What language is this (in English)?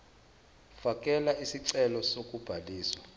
Zulu